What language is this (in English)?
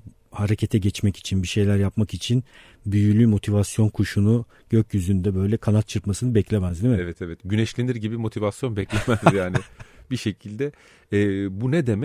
Turkish